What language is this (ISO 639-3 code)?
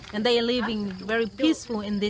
ind